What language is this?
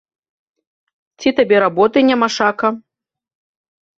Belarusian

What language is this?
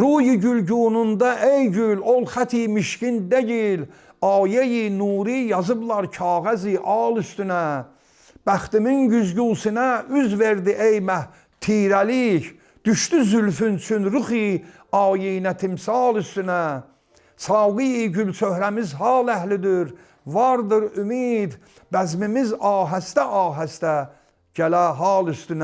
Azerbaijani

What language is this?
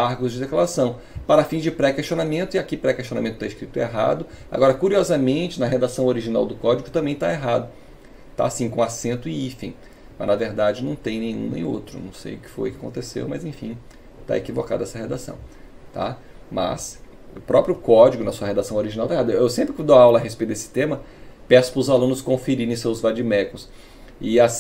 Portuguese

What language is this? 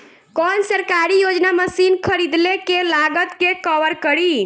Bhojpuri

